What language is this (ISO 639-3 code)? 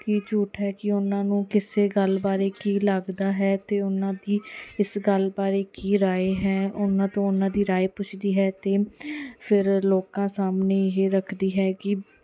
pan